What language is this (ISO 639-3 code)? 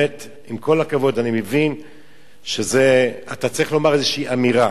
heb